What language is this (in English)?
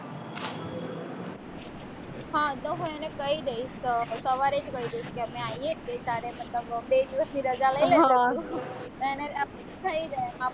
Gujarati